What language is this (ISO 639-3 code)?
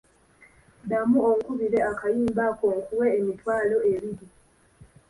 lug